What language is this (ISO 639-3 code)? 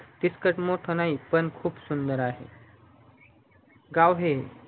mar